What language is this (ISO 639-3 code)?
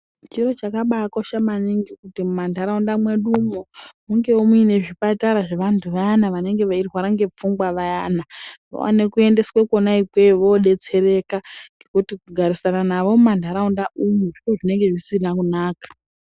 ndc